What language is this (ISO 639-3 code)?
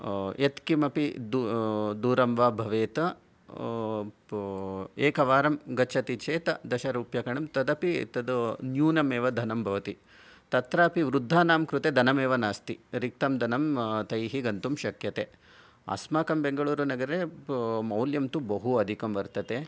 san